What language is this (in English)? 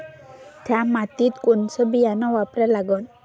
Marathi